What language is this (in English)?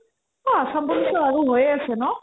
Assamese